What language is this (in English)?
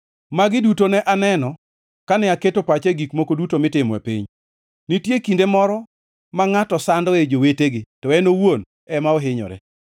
Luo (Kenya and Tanzania)